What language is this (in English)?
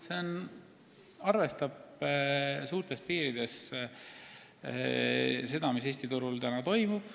Estonian